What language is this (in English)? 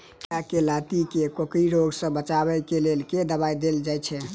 Maithili